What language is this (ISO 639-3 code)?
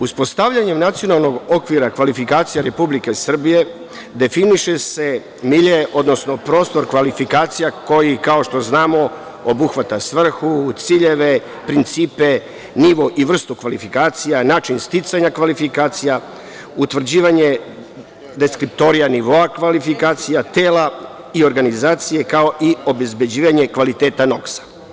srp